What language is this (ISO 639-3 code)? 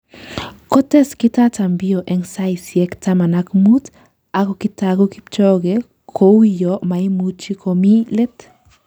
kln